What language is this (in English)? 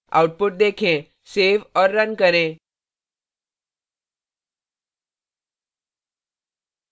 Hindi